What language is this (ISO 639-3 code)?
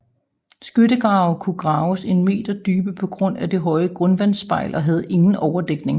dan